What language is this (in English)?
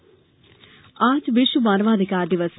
Hindi